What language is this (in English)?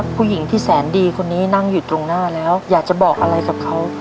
Thai